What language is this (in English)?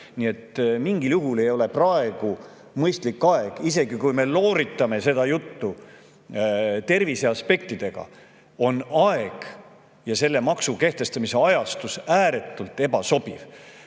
Estonian